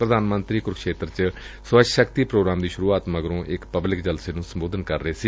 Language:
Punjabi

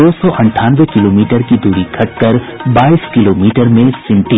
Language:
Hindi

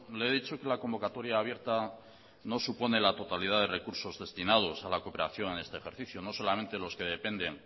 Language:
Spanish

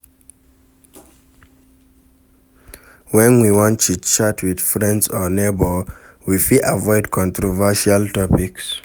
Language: Nigerian Pidgin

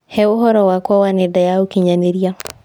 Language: Kikuyu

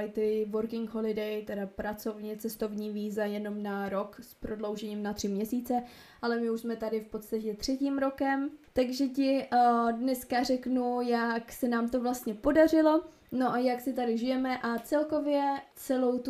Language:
Czech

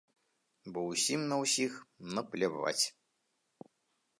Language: Belarusian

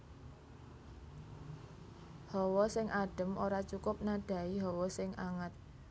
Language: Javanese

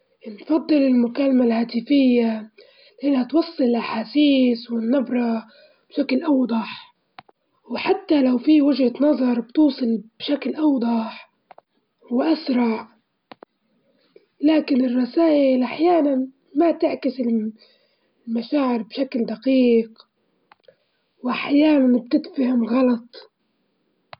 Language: Libyan Arabic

